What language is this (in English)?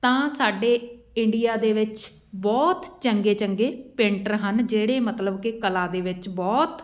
Punjabi